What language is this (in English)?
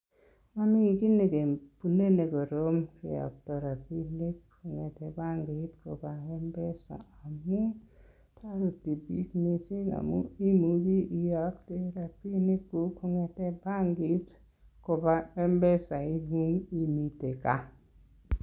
Kalenjin